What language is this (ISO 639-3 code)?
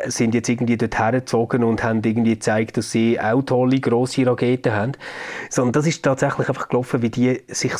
deu